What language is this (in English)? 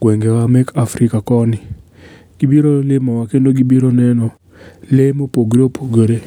Luo (Kenya and Tanzania)